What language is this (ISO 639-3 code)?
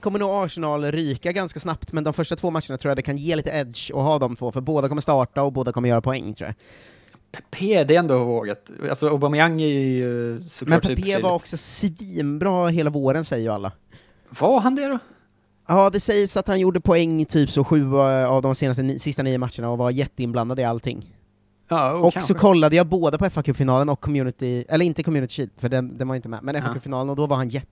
swe